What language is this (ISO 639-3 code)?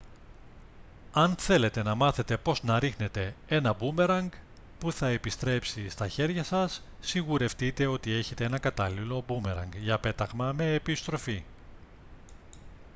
ell